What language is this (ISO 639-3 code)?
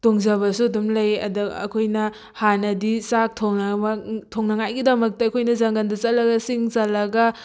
mni